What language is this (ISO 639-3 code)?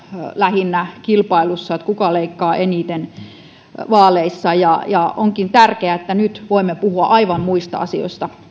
fin